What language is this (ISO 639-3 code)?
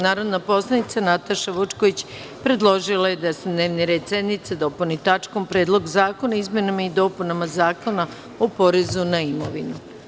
srp